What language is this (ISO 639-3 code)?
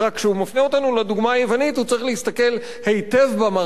heb